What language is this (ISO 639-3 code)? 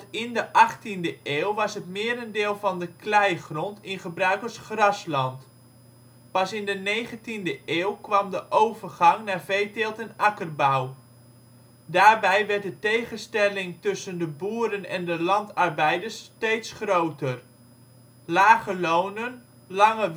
nld